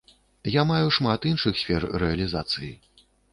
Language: Belarusian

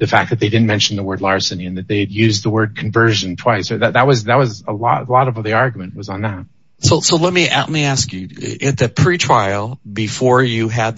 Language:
English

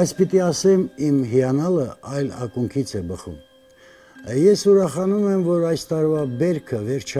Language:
Romanian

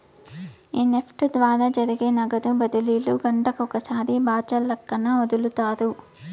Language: Telugu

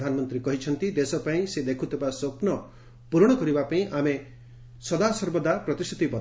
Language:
Odia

